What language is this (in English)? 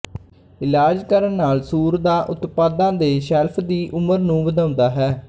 Punjabi